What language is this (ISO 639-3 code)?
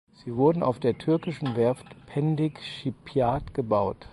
deu